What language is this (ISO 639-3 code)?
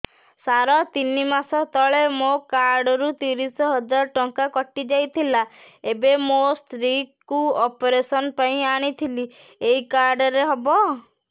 ori